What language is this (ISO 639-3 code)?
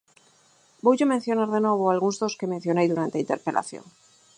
glg